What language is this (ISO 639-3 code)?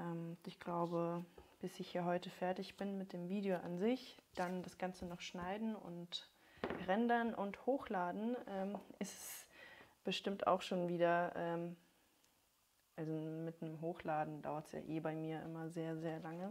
deu